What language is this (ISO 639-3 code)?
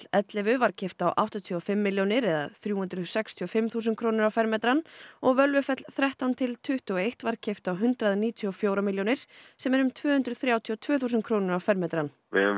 isl